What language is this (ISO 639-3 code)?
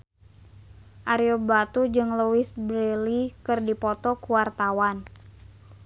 sun